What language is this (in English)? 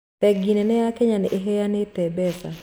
Kikuyu